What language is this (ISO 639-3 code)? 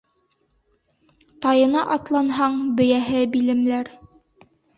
bak